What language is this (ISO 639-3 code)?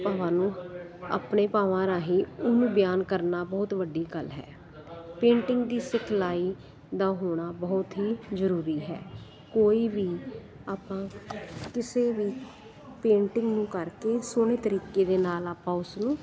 pan